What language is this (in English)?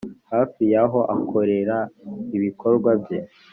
Kinyarwanda